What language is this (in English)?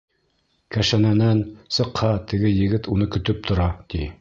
Bashkir